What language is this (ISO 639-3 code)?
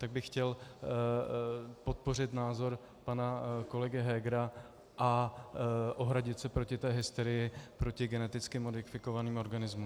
ces